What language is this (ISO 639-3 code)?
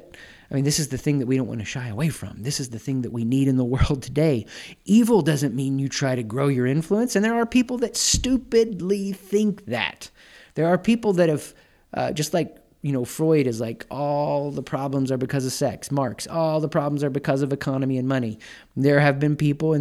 eng